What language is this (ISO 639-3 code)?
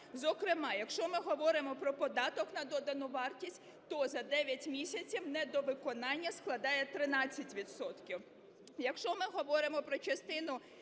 ukr